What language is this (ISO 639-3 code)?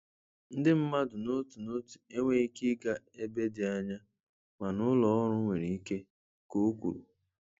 ibo